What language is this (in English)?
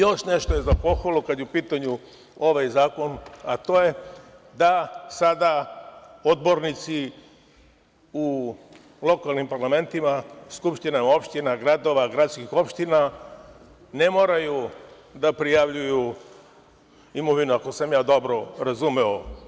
Serbian